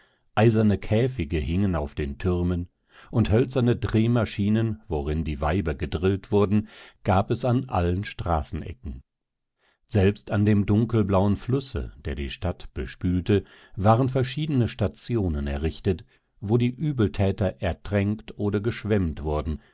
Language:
German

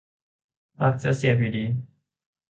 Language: Thai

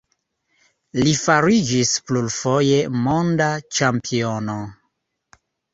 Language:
Esperanto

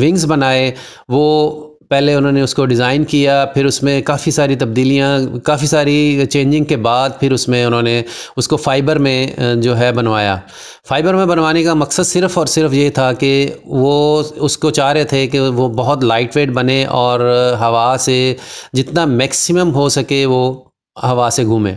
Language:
Hindi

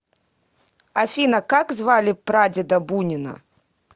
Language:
Russian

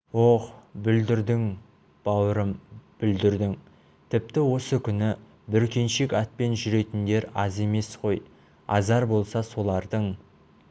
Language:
Kazakh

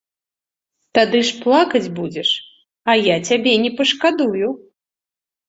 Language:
Belarusian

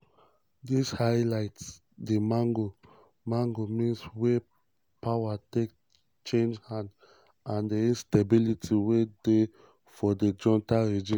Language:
Nigerian Pidgin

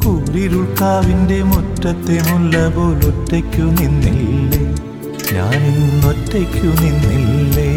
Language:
Malayalam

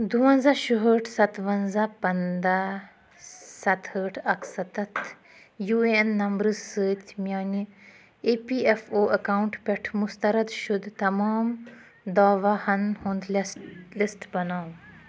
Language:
Kashmiri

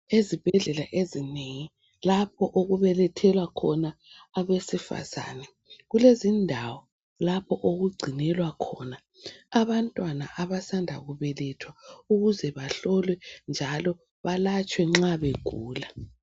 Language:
North Ndebele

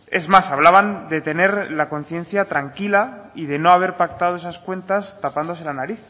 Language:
Spanish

